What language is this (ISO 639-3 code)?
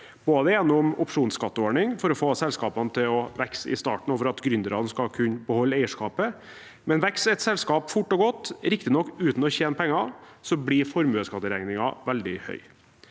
nor